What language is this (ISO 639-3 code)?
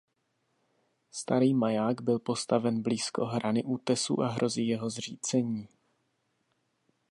ces